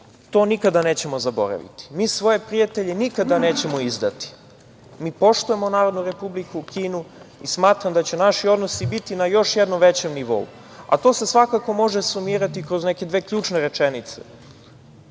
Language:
Serbian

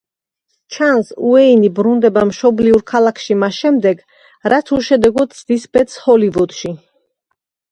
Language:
Georgian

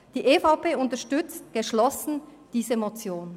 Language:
Swiss German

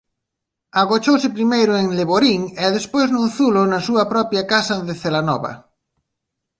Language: Galician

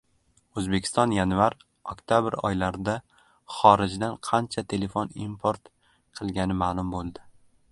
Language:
Uzbek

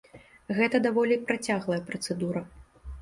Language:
Belarusian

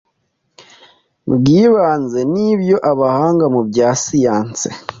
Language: Kinyarwanda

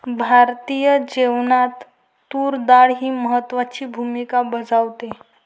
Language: Marathi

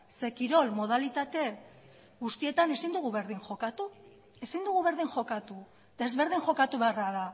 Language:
Basque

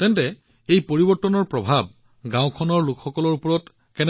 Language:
Assamese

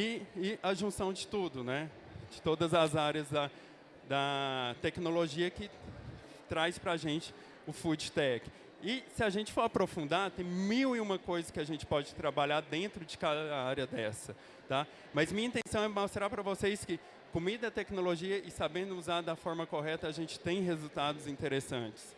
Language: Portuguese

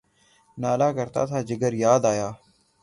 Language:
Urdu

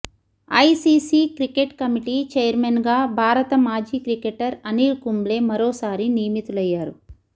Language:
Telugu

